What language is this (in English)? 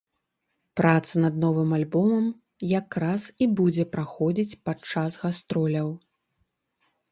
Belarusian